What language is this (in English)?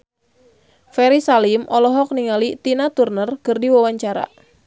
Sundanese